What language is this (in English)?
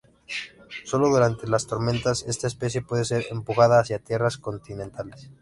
Spanish